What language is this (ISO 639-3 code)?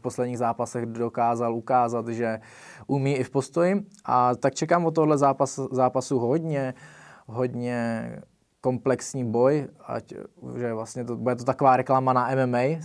ces